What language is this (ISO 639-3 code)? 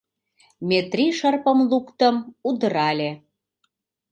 chm